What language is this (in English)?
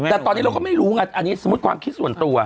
Thai